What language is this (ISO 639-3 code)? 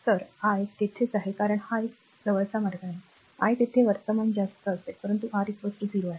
mar